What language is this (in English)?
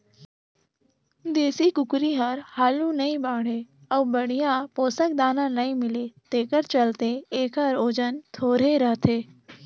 Chhattisgarhi